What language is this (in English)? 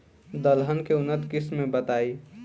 Bhojpuri